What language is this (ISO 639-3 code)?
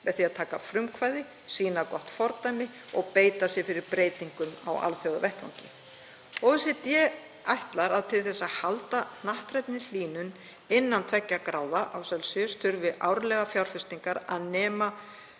isl